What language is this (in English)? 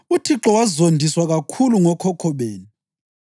North Ndebele